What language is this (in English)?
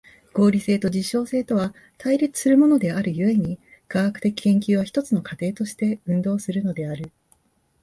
Japanese